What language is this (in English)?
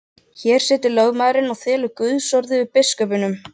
Icelandic